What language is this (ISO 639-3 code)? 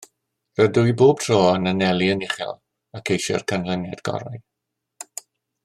cym